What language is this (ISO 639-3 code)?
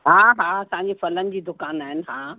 snd